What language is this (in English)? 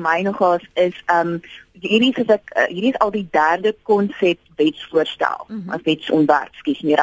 Dutch